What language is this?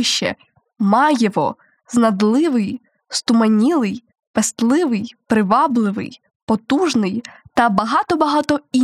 Ukrainian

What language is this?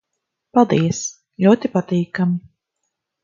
Latvian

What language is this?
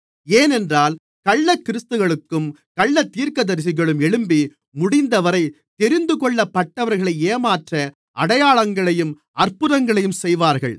Tamil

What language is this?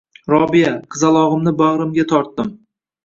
Uzbek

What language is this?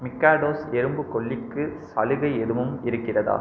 Tamil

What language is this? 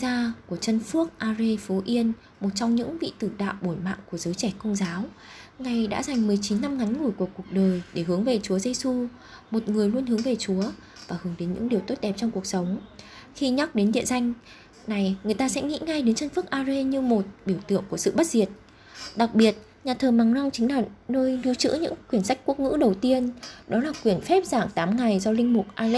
Vietnamese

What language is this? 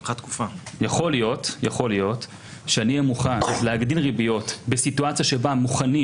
Hebrew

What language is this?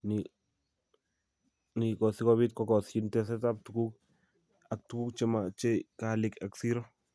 Kalenjin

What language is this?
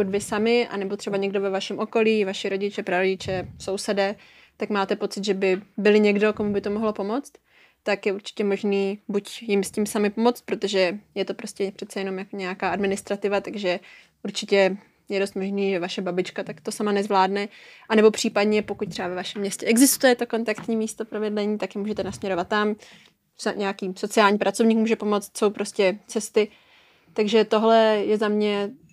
Czech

